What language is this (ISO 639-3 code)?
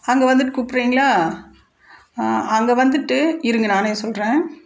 tam